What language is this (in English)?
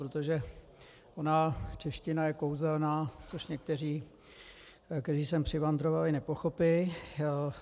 Czech